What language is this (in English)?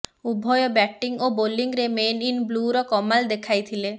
Odia